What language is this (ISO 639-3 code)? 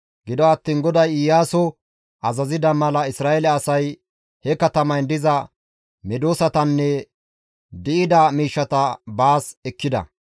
gmv